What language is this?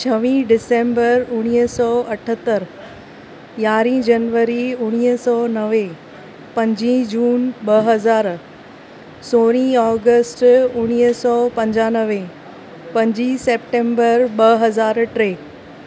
Sindhi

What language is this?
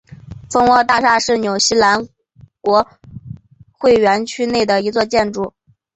Chinese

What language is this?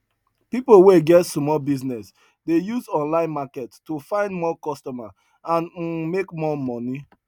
Nigerian Pidgin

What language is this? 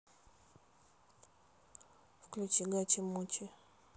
Russian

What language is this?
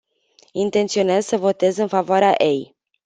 Romanian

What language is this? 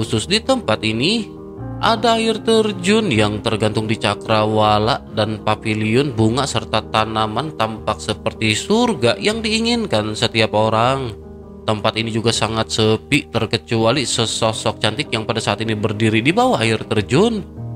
Indonesian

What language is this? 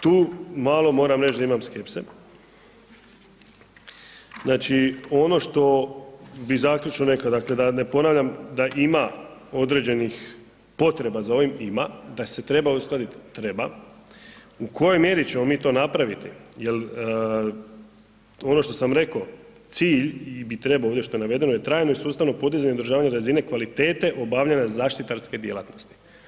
Croatian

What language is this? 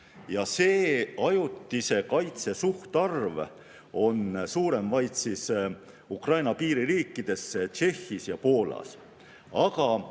Estonian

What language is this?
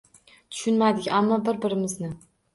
Uzbek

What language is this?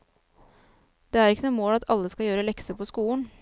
Norwegian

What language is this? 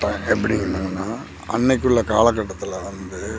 Tamil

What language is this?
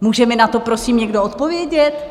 Czech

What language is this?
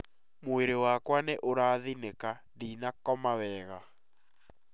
Kikuyu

